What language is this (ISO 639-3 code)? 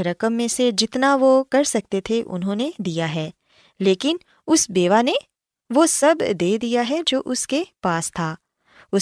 urd